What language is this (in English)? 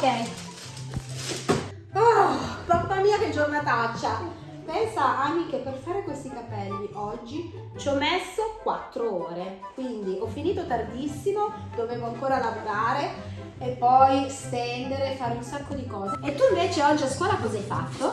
Italian